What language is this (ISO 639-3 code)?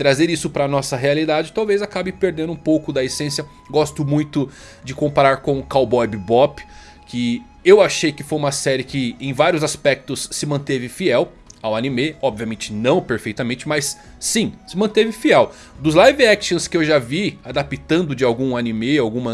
por